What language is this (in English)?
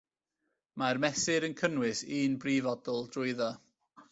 Welsh